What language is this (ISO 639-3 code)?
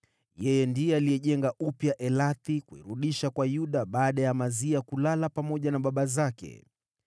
swa